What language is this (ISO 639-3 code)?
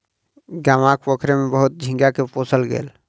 mai